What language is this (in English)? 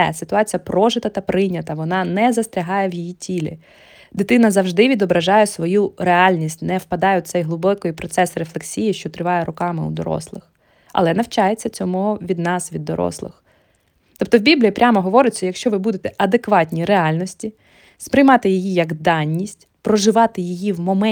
Ukrainian